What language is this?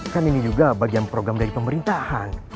Indonesian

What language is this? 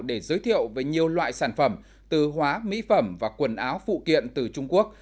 Vietnamese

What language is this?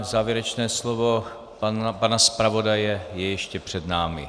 Czech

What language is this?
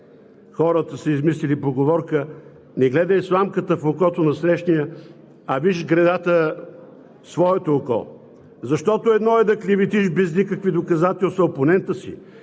Bulgarian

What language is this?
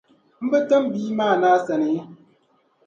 Dagbani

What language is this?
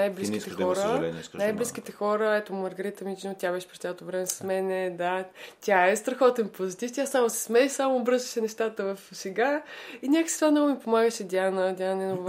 Bulgarian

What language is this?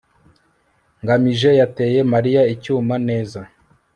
Kinyarwanda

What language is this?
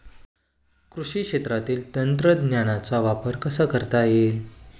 Marathi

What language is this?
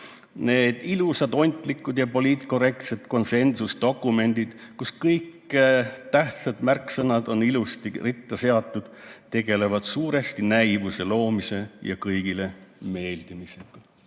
Estonian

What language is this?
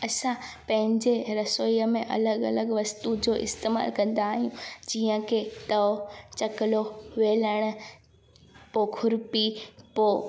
Sindhi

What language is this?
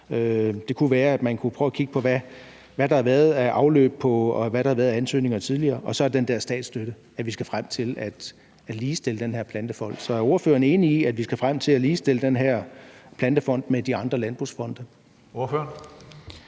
Danish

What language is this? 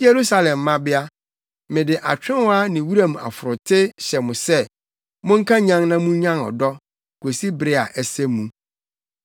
Akan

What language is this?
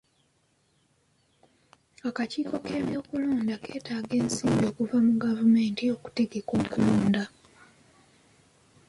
Ganda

